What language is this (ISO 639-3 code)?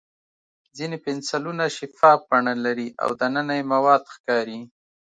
pus